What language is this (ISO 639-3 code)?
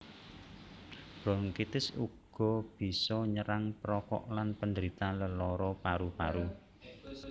jav